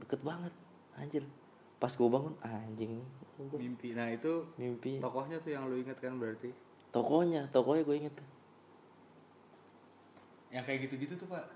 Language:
Indonesian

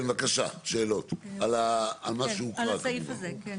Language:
Hebrew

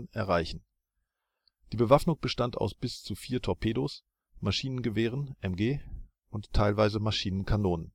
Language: German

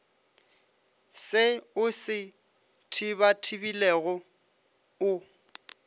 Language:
Northern Sotho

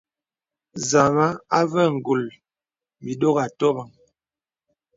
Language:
Bebele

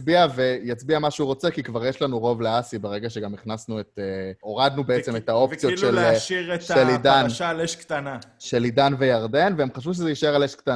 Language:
Hebrew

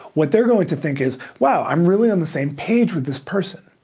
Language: English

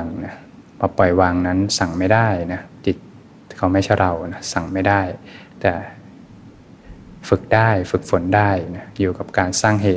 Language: Thai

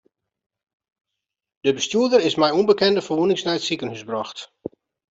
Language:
Western Frisian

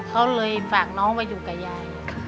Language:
Thai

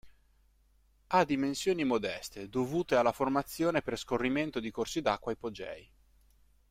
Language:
Italian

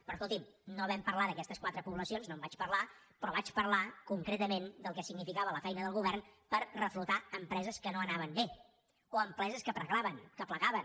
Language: Catalan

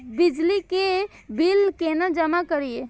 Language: Maithili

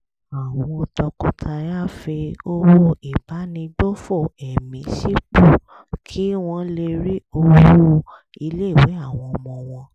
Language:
Yoruba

